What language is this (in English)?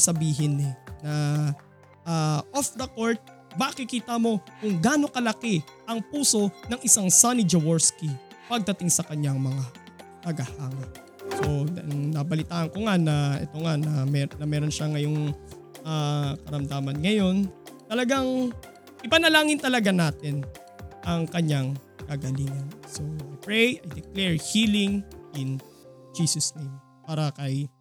Filipino